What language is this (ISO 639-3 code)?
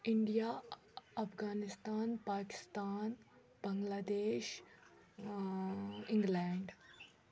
kas